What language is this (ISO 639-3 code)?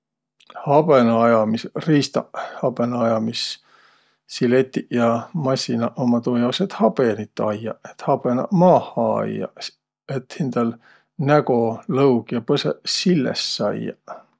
vro